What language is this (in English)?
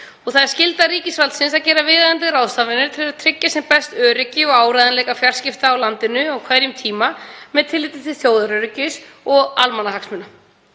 Icelandic